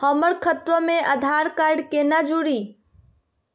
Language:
Magahi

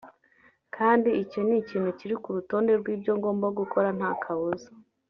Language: Kinyarwanda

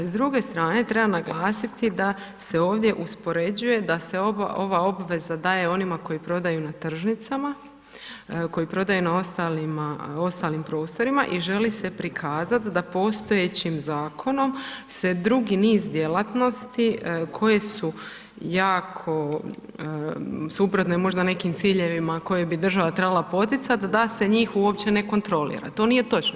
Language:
Croatian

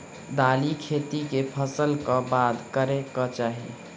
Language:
Maithili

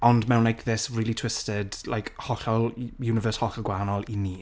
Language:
Welsh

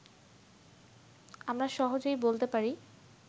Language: Bangla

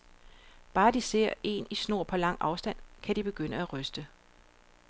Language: Danish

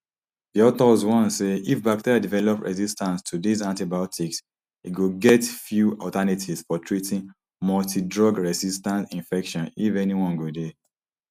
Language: Nigerian Pidgin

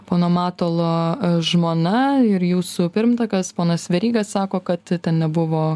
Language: Lithuanian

